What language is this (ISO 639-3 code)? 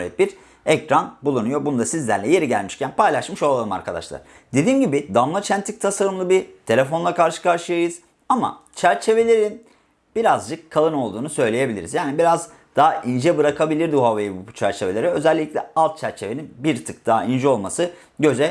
tur